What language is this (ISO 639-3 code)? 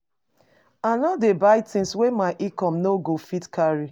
pcm